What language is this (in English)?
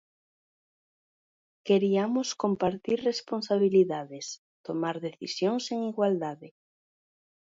Galician